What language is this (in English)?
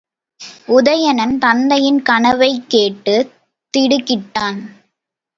Tamil